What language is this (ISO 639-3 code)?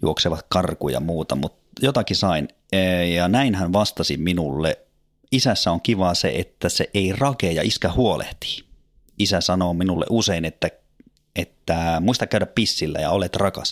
fin